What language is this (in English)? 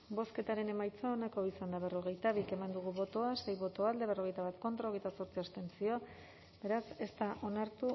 Basque